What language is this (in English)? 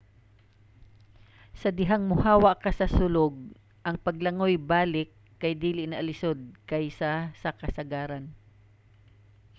Cebuano